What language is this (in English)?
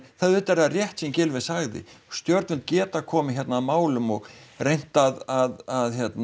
Icelandic